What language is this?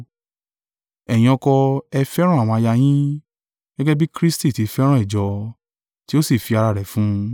Yoruba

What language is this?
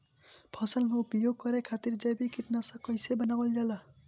Bhojpuri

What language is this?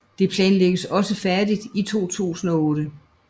Danish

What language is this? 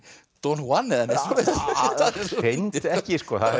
Icelandic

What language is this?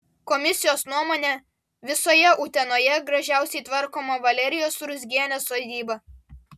Lithuanian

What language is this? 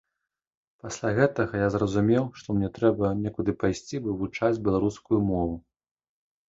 Belarusian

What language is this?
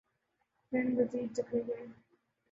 Urdu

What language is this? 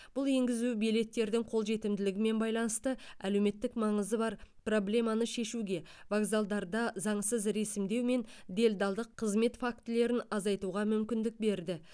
Kazakh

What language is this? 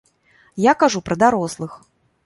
Belarusian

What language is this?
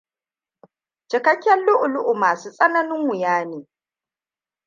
Hausa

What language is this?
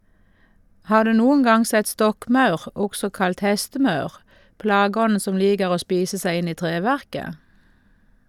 Norwegian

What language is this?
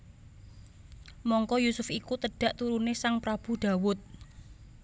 Javanese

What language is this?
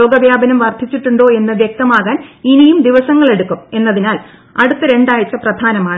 Malayalam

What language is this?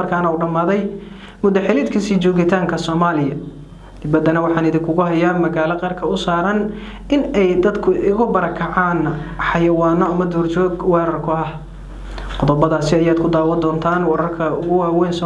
Arabic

